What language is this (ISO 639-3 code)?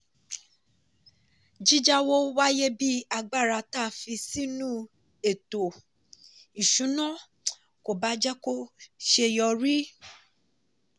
yor